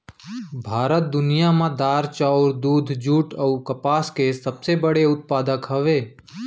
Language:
Chhattisgarhi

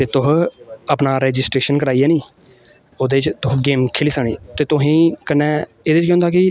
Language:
Dogri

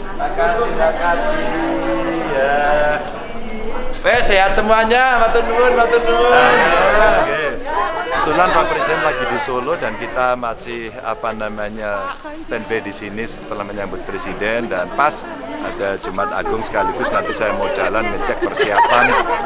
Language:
Indonesian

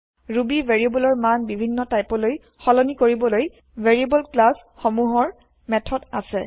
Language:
Assamese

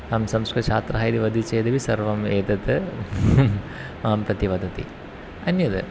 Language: Sanskrit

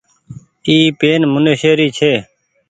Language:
Goaria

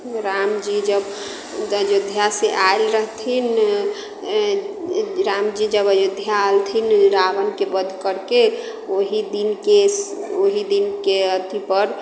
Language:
Maithili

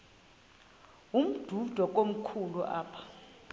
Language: Xhosa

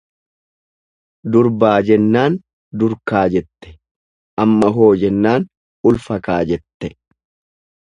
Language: Oromo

